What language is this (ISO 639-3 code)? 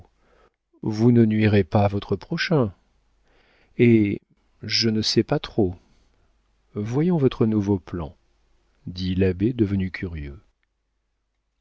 fra